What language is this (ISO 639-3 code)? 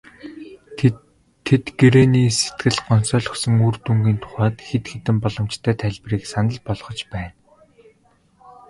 mon